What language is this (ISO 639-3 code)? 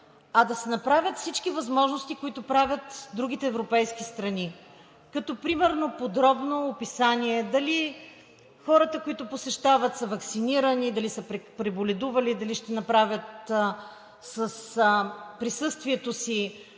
bul